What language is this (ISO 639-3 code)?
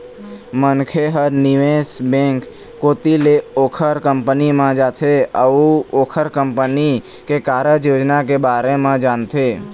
hne